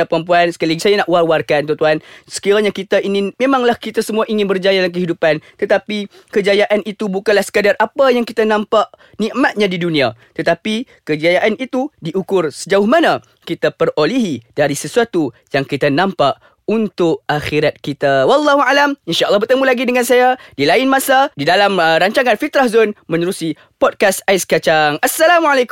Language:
Malay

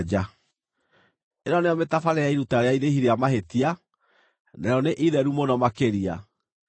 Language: Kikuyu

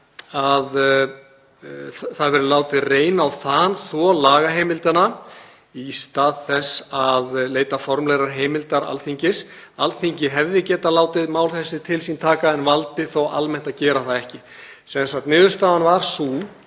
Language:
Icelandic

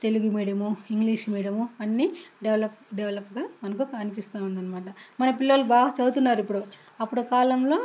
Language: Telugu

